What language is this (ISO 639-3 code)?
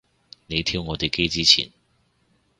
yue